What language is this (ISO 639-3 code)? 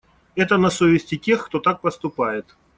rus